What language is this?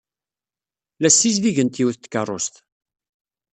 Kabyle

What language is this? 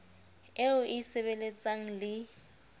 Southern Sotho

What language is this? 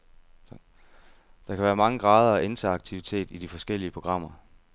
Danish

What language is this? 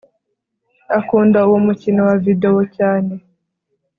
Kinyarwanda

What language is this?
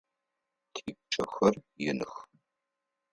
Adyghe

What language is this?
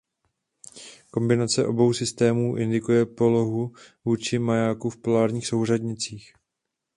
Czech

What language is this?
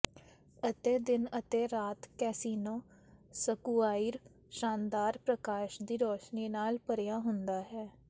Punjabi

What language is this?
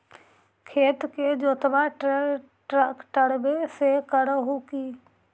Magahi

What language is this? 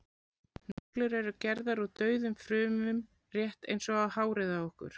Icelandic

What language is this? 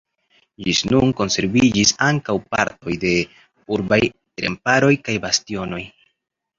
Esperanto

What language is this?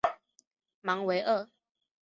Chinese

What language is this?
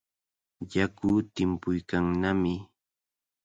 Cajatambo North Lima Quechua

